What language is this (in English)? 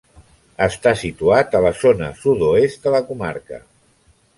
Catalan